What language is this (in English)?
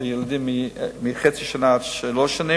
Hebrew